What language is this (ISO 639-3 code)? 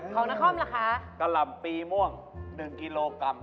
tha